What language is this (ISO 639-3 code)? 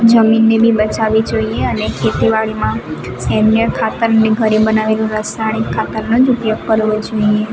guj